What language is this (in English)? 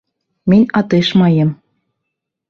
Bashkir